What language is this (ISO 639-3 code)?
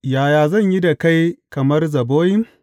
hau